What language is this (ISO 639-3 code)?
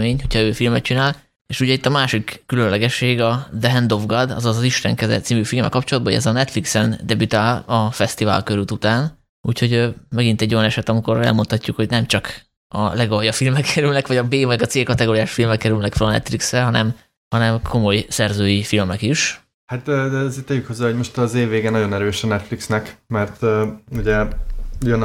hun